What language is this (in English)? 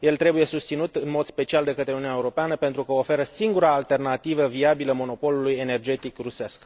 Romanian